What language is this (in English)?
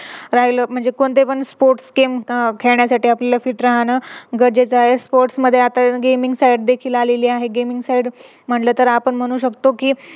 Marathi